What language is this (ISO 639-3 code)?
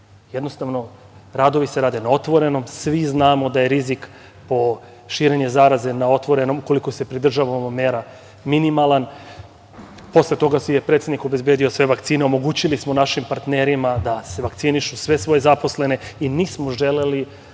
srp